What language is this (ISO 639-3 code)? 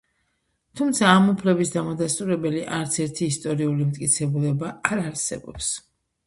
kat